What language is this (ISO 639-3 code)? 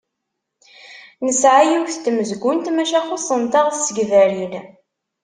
kab